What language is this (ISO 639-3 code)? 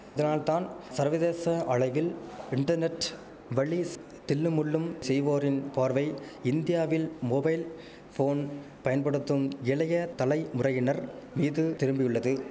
tam